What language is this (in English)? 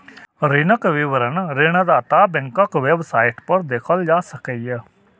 Maithili